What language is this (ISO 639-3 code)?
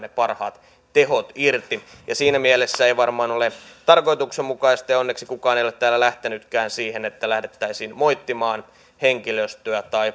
fin